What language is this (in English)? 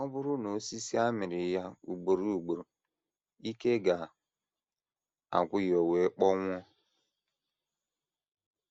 Igbo